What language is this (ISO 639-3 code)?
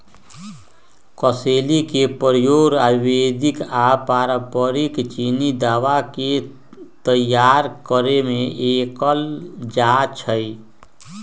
mag